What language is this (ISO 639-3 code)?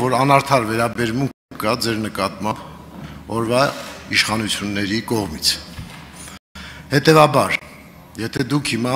ron